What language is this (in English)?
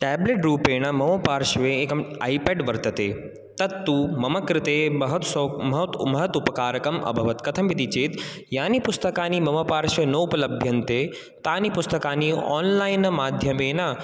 Sanskrit